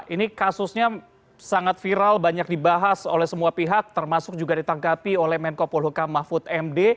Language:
Indonesian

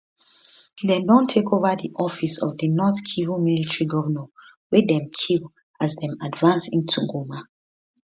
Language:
Nigerian Pidgin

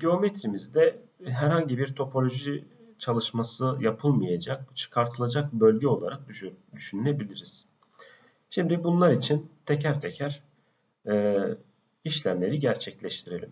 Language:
Turkish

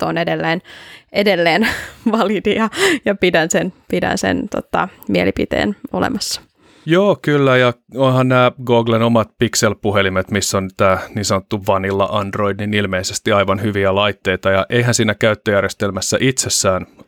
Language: Finnish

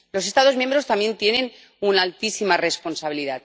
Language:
Spanish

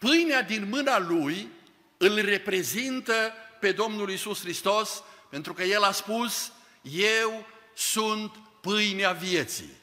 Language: Romanian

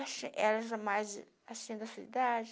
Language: Portuguese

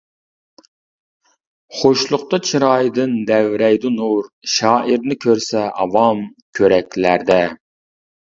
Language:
Uyghur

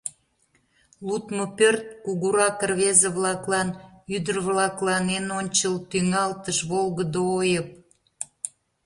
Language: Mari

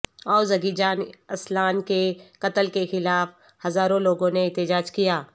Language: Urdu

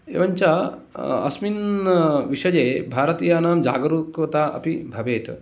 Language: Sanskrit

